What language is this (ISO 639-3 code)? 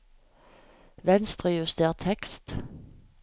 nor